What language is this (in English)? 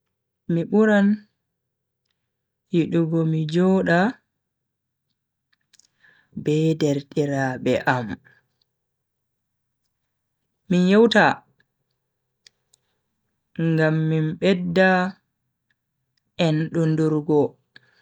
Bagirmi Fulfulde